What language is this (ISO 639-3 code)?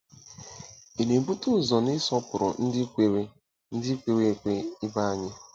ibo